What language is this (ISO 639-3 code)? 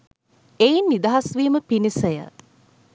sin